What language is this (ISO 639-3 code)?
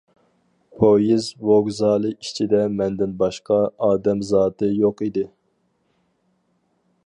uig